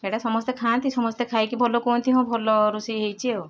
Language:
Odia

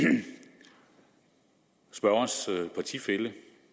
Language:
Danish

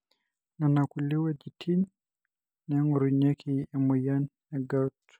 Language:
Masai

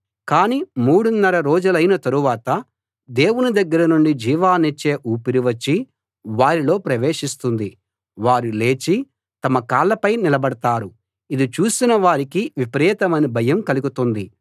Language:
Telugu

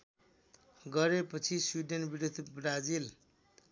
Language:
Nepali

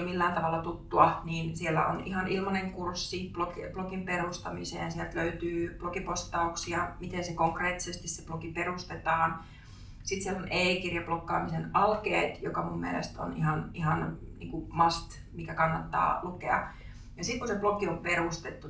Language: Finnish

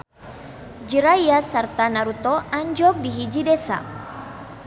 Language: Sundanese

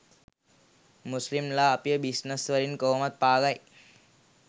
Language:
Sinhala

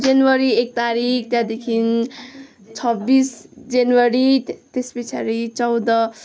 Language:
Nepali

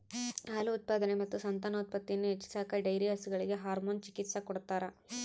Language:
Kannada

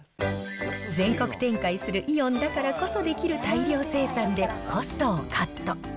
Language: Japanese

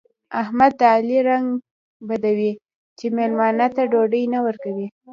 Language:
Pashto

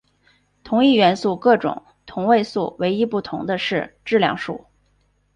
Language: Chinese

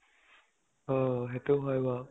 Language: Assamese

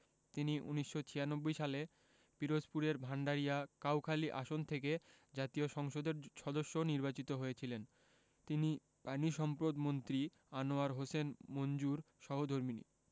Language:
Bangla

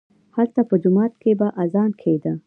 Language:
Pashto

